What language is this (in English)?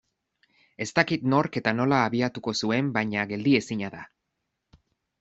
Basque